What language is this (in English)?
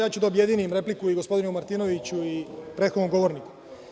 Serbian